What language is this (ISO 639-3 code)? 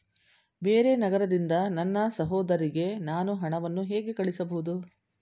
kan